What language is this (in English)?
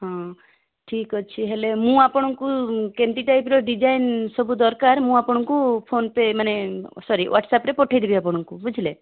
Odia